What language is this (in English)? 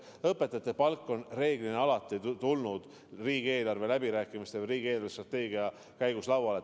Estonian